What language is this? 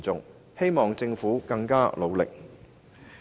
Cantonese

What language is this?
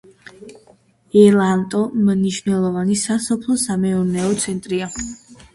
Georgian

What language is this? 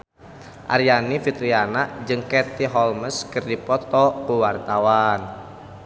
Sundanese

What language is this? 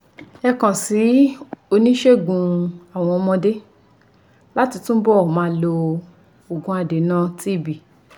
Yoruba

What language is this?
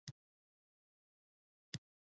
Pashto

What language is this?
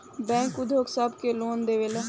Bhojpuri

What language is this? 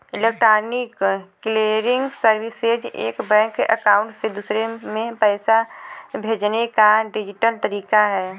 Bhojpuri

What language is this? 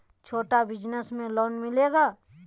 Magahi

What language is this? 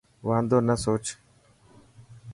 Dhatki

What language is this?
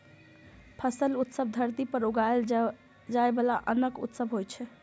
Maithili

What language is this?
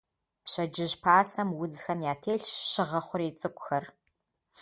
Kabardian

